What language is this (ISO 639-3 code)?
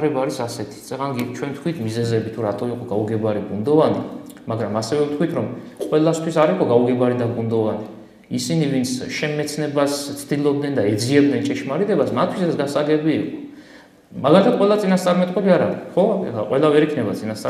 ron